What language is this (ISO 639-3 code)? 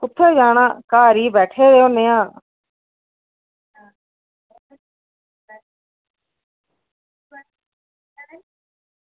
doi